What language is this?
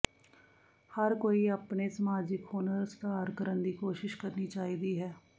Punjabi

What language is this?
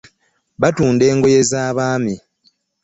Ganda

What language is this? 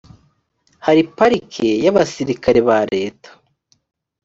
Kinyarwanda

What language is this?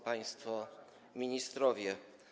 Polish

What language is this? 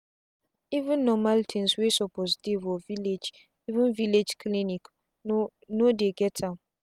Nigerian Pidgin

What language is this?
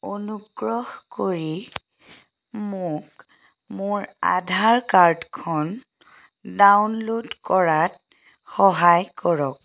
Assamese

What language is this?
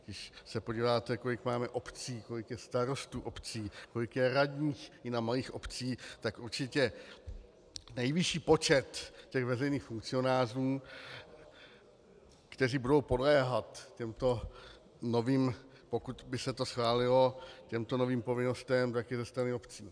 Czech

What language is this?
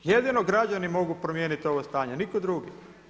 Croatian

